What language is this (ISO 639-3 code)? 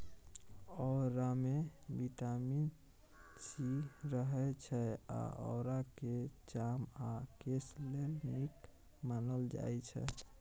mai